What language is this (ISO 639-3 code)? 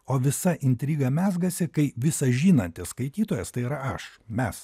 lit